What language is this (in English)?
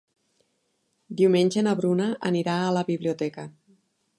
Catalan